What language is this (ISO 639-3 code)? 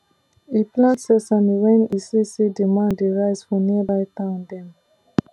pcm